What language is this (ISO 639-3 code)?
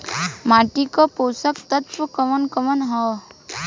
bho